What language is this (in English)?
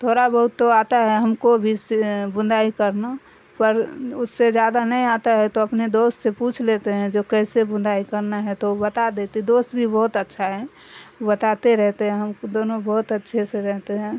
Urdu